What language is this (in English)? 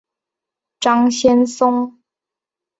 Chinese